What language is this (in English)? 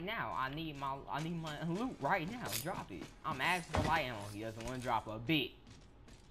English